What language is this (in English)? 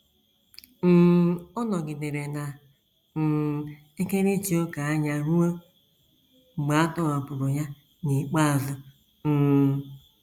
Igbo